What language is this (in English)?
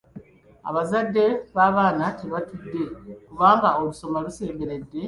Ganda